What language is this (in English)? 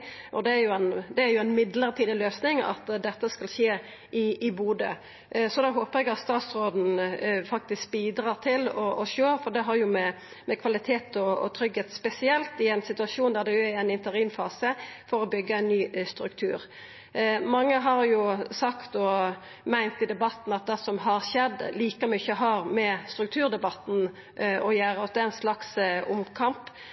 Norwegian Nynorsk